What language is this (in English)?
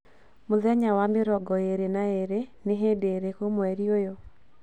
Kikuyu